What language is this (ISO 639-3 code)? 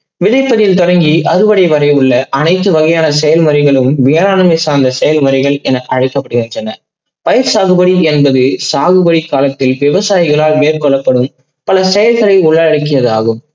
tam